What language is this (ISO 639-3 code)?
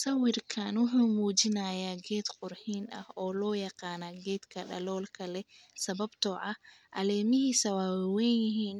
som